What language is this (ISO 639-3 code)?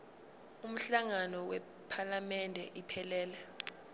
zul